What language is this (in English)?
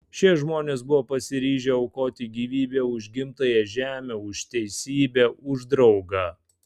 Lithuanian